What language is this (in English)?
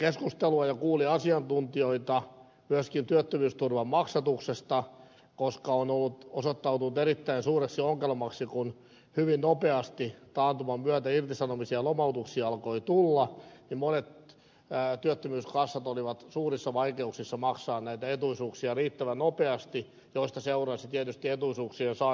Finnish